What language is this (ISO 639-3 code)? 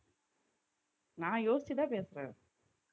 tam